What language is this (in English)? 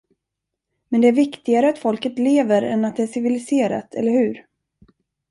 Swedish